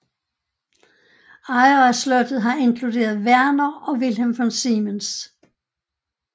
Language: Danish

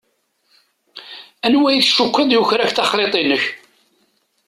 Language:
Kabyle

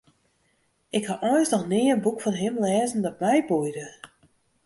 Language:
Western Frisian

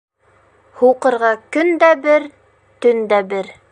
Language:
Bashkir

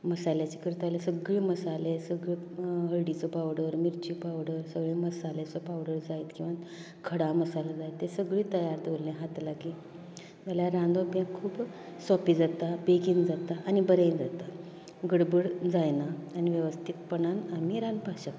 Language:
Konkani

